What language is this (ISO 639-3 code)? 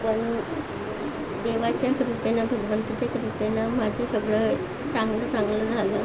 mar